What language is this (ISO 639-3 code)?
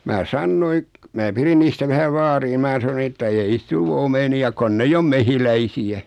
fin